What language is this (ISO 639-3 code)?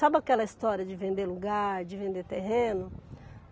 por